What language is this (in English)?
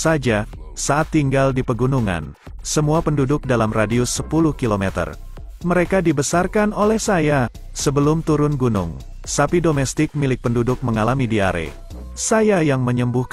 Indonesian